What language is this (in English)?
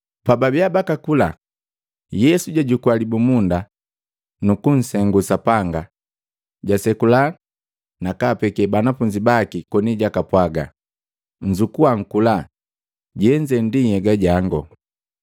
Matengo